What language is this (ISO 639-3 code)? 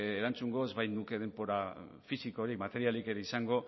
eus